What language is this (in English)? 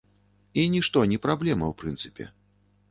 Belarusian